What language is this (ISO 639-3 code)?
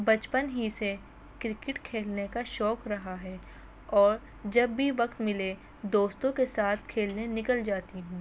urd